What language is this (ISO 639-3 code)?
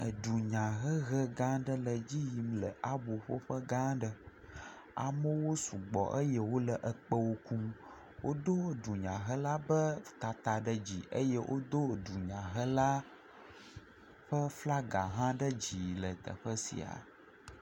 ewe